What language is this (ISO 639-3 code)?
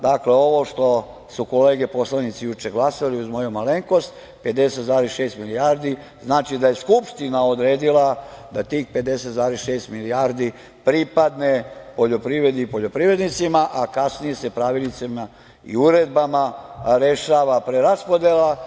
srp